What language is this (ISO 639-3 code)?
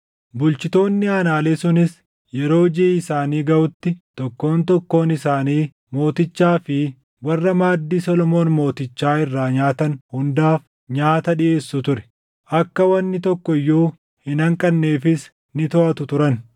orm